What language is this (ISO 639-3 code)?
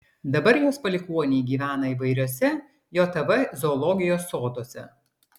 lit